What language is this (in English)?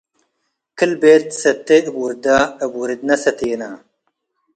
Tigre